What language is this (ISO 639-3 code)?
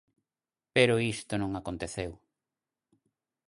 glg